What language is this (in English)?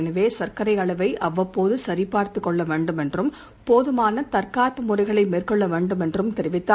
Tamil